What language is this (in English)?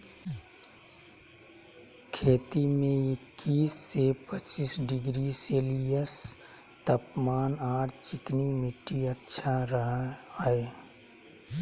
Magahi